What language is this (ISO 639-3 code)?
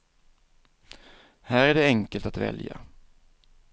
swe